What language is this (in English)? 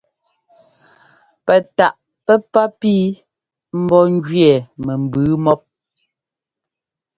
Ngomba